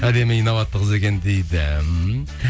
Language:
Kazakh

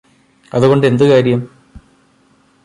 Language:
Malayalam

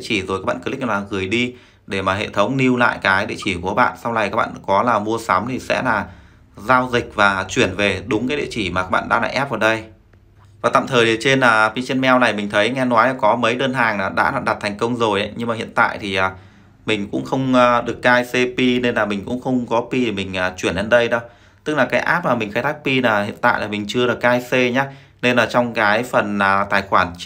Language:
Vietnamese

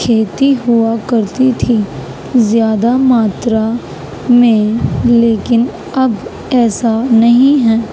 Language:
Urdu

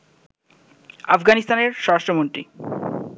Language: Bangla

